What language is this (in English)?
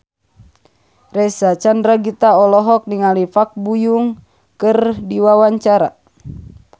Sundanese